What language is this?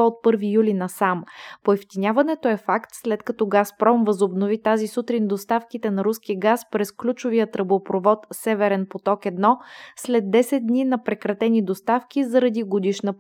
Bulgarian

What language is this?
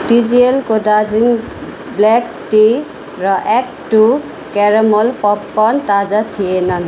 Nepali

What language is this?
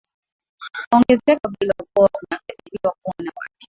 Swahili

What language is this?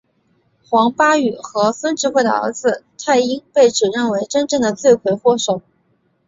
Chinese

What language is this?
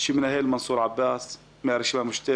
Hebrew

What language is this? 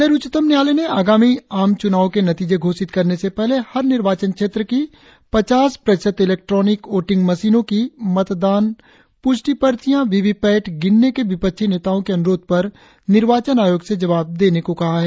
Hindi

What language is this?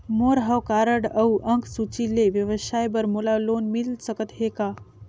Chhattisgarhi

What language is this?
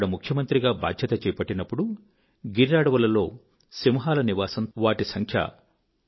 Telugu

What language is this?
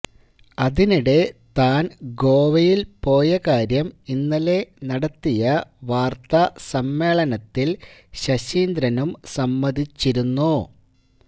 Malayalam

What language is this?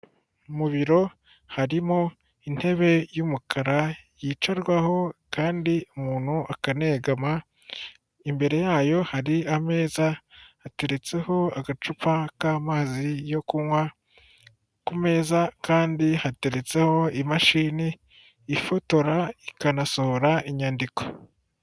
Kinyarwanda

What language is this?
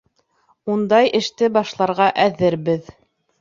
Bashkir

